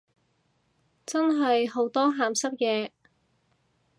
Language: Cantonese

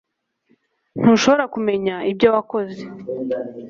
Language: Kinyarwanda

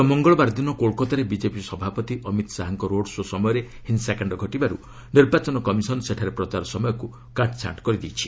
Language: Odia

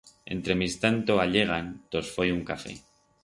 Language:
Aragonese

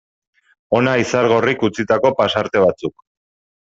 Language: Basque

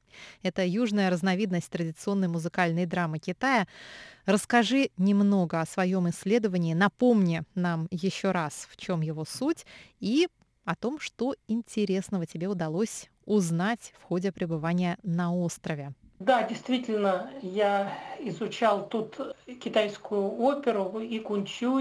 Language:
Russian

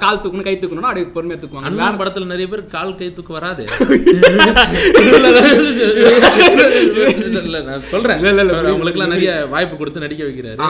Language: Tamil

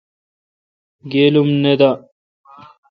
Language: Kalkoti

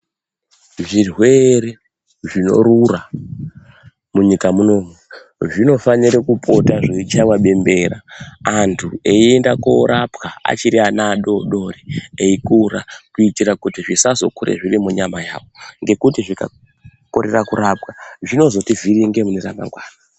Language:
Ndau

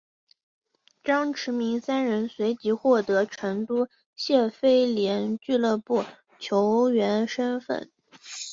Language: Chinese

